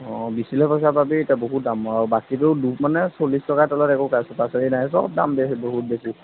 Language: Assamese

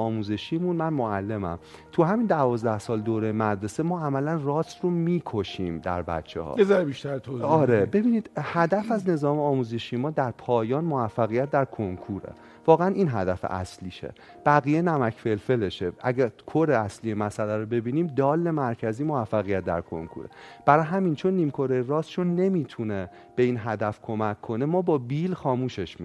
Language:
Persian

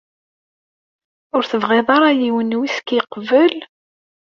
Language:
Kabyle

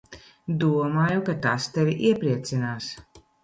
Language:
Latvian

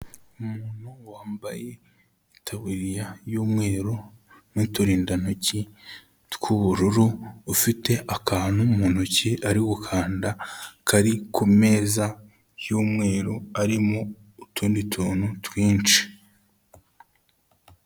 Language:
Kinyarwanda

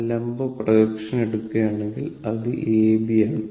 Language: Malayalam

